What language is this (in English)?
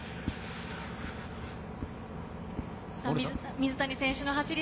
Japanese